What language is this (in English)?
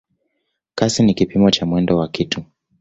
Swahili